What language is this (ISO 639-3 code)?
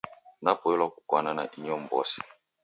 dav